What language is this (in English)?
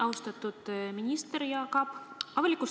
Estonian